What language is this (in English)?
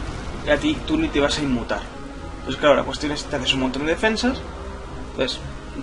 Spanish